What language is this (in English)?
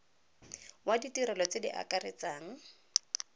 Tswana